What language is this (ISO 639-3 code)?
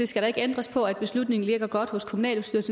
dan